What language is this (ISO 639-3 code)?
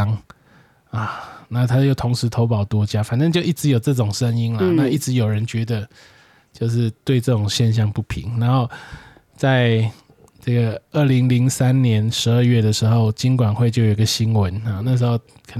zho